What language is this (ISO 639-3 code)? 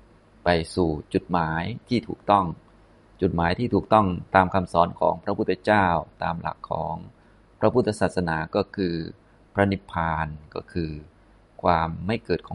tha